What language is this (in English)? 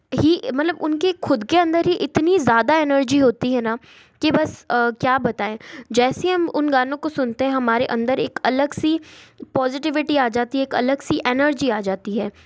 Hindi